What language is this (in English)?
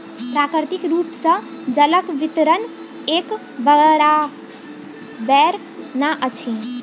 Maithili